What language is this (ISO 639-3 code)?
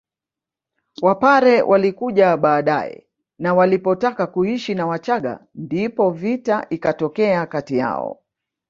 swa